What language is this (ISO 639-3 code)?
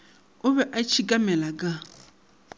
nso